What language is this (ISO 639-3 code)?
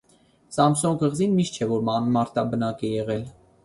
hye